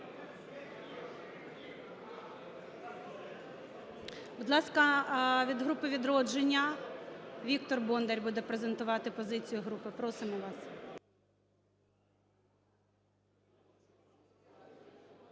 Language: Ukrainian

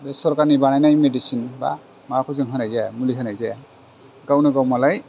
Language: Bodo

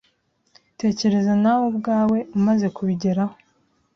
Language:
Kinyarwanda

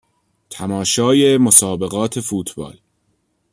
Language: Persian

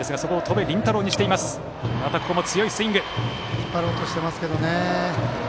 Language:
Japanese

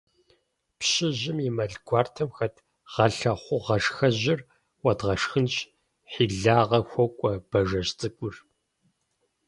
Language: Kabardian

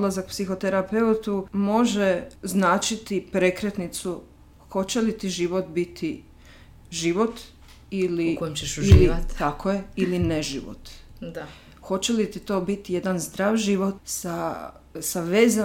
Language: Croatian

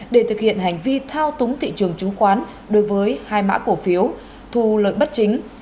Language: Vietnamese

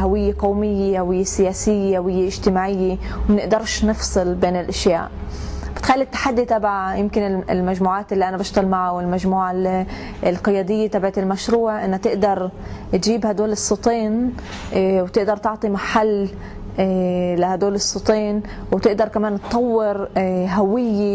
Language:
Arabic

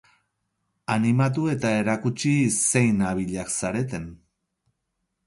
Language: Basque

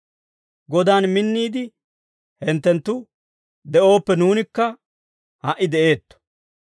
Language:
Dawro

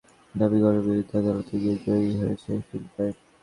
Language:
Bangla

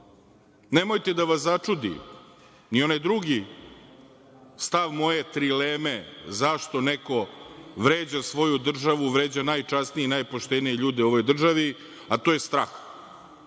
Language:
Serbian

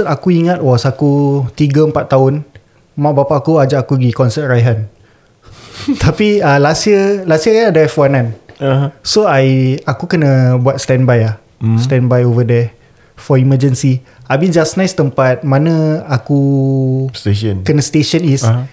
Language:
Malay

